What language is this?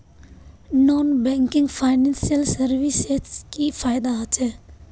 Magahi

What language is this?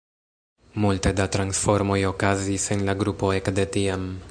Esperanto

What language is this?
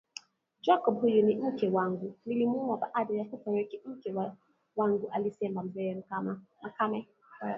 Swahili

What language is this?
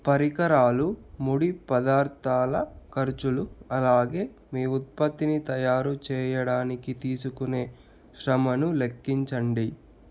Telugu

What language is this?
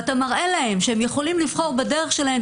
Hebrew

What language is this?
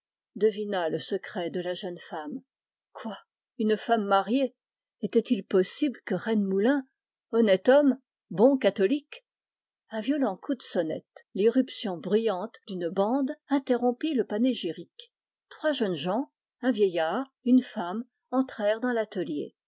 French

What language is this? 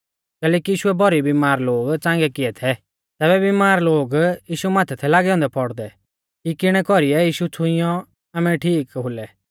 Mahasu Pahari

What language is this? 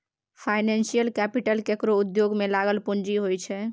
Maithili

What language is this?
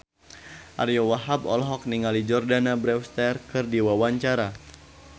Sundanese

